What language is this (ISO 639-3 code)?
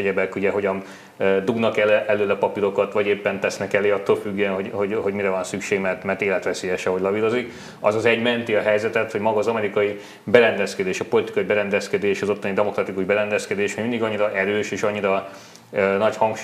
hun